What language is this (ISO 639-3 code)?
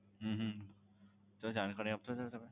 guj